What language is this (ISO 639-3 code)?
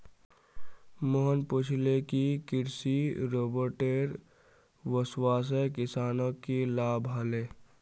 mag